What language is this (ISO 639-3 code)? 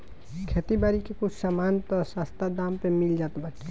bho